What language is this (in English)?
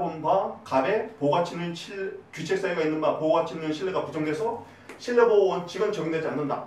Korean